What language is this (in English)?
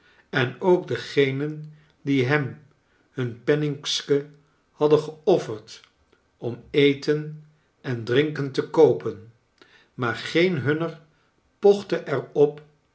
Dutch